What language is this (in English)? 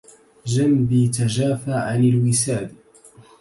Arabic